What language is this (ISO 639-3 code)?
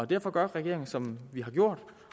dan